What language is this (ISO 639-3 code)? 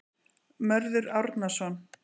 isl